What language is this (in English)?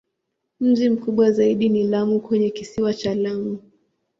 Swahili